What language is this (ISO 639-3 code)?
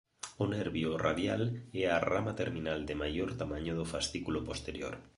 glg